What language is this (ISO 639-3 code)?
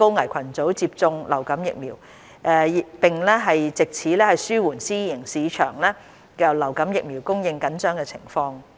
yue